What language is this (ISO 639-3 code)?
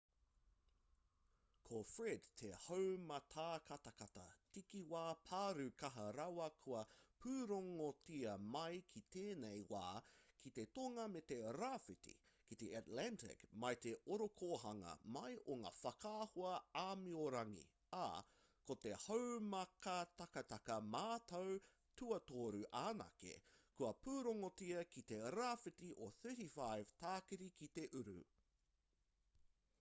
mri